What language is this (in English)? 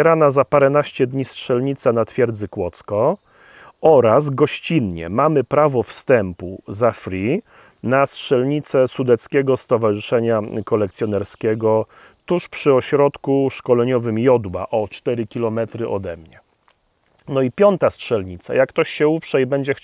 Polish